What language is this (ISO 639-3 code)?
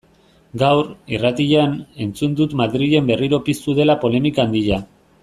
eus